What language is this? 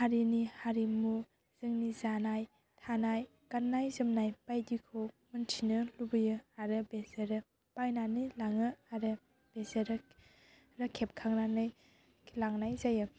Bodo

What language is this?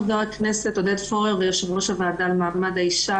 Hebrew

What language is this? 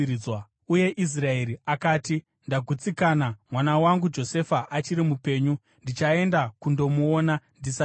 Shona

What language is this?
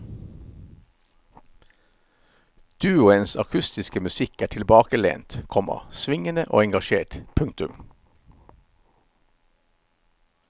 Norwegian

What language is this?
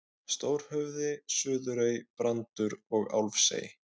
Icelandic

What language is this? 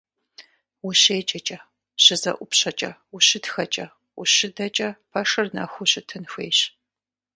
Kabardian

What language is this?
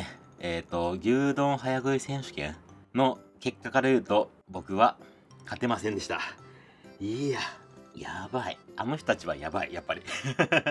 Japanese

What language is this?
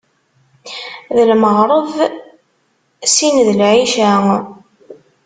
Kabyle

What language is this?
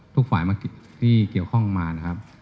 Thai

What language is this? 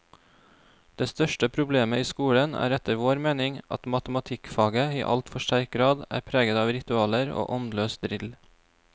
Norwegian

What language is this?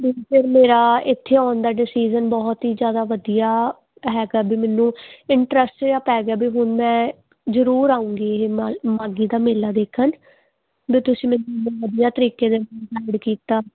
Punjabi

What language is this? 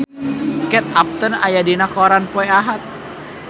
Sundanese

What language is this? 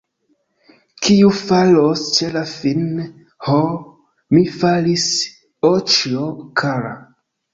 Esperanto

